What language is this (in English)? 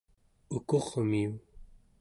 Central Yupik